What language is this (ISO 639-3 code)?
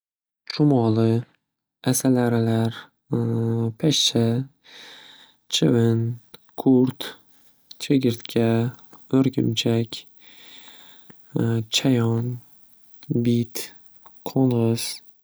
uzb